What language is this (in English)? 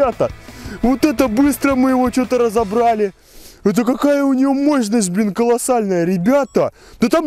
Russian